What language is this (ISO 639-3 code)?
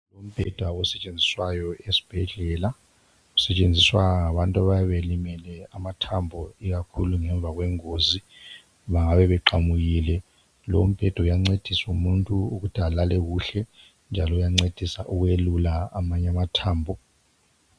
nde